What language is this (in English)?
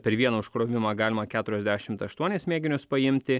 Lithuanian